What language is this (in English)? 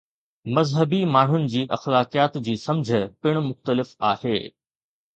Sindhi